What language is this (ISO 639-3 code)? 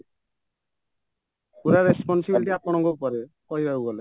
ori